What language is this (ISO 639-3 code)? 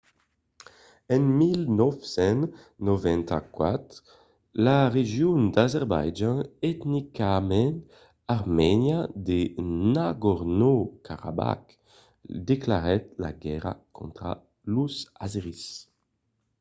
oci